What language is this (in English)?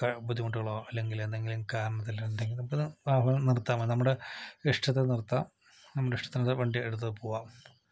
Malayalam